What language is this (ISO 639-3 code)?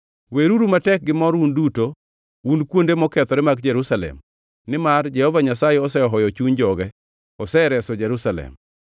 luo